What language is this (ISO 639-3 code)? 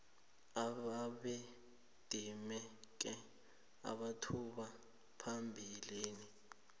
nbl